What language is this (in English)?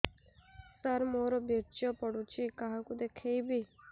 Odia